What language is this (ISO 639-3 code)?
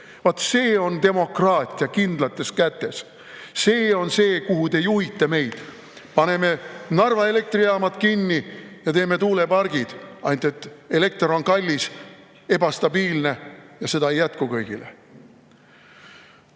est